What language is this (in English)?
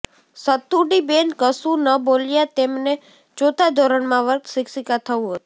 Gujarati